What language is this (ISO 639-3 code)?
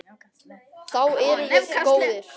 isl